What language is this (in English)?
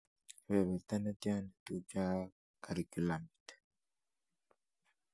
Kalenjin